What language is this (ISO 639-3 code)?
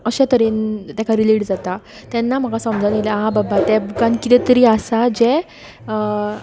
kok